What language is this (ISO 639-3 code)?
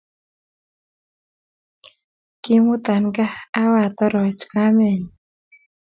kln